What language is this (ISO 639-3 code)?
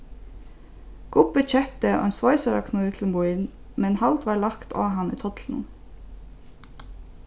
fao